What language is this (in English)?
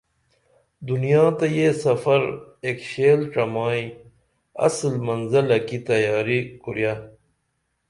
Dameli